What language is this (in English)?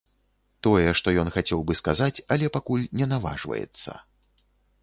Belarusian